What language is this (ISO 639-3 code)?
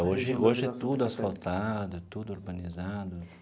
por